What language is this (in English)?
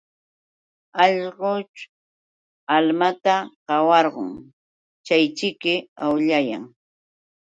Yauyos Quechua